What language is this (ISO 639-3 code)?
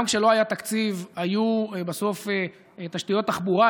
heb